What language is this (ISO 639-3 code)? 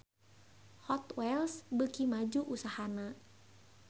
sun